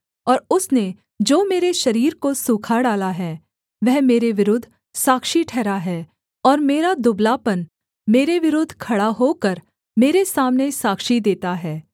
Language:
Hindi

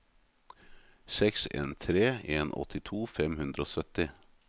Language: Norwegian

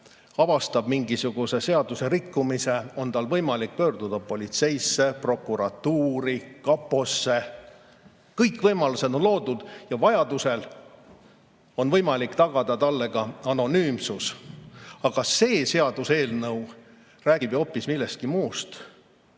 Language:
Estonian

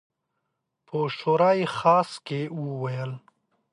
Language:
Pashto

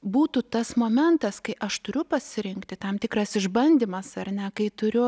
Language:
Lithuanian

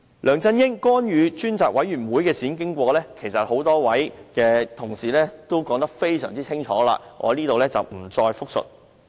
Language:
Cantonese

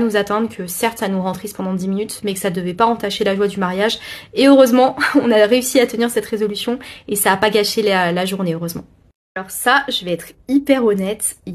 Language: French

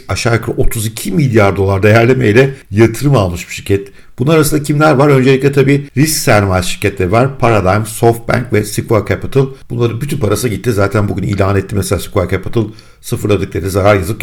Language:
Turkish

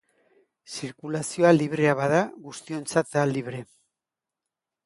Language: Basque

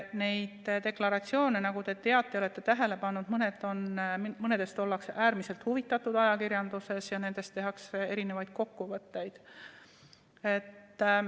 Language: Estonian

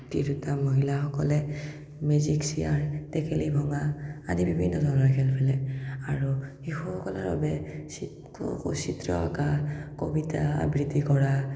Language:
Assamese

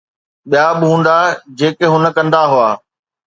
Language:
Sindhi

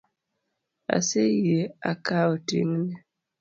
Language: Luo (Kenya and Tanzania)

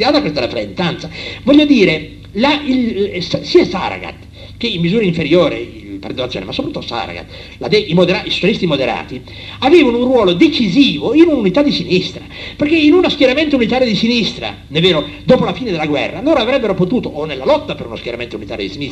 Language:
Italian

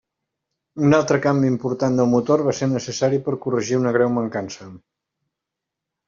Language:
Catalan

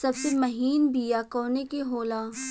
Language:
Bhojpuri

